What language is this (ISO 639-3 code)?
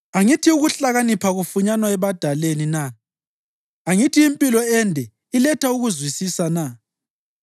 nde